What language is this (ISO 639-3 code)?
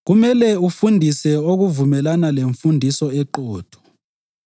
nde